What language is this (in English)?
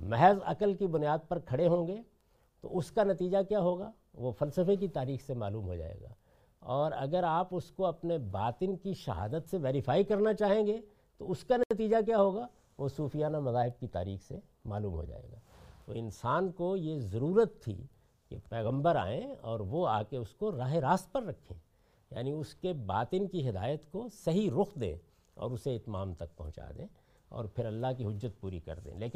Urdu